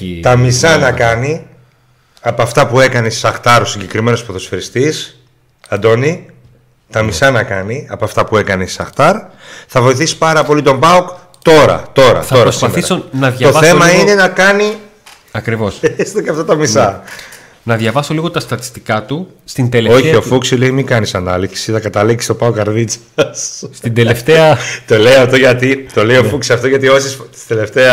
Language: Greek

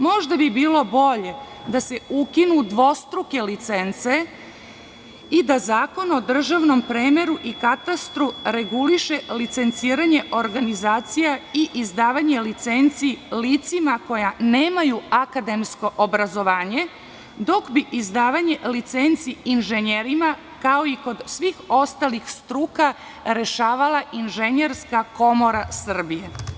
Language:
Serbian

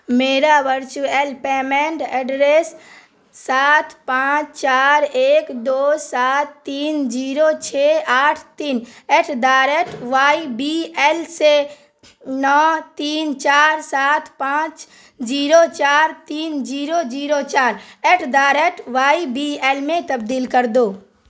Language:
Urdu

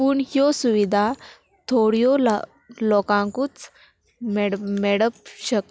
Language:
Konkani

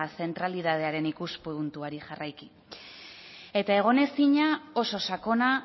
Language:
Basque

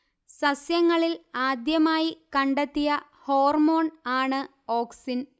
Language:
Malayalam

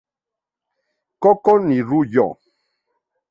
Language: Spanish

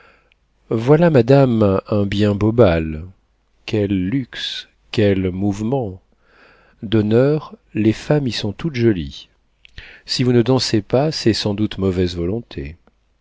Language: French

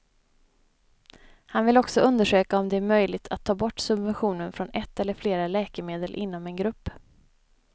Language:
Swedish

